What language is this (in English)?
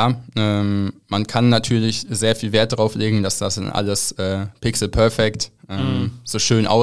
German